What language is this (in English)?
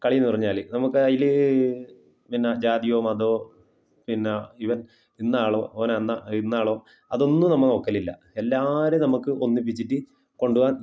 Malayalam